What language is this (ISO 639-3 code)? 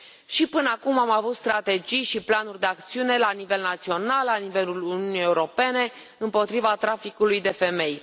ron